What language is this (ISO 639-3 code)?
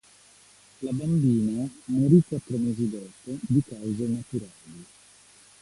ita